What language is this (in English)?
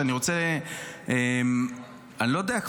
Hebrew